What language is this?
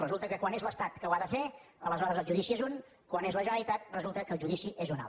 Catalan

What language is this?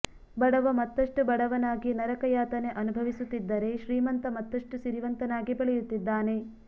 Kannada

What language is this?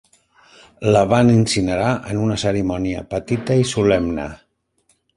Catalan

